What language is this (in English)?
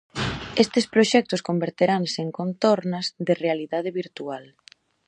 Galician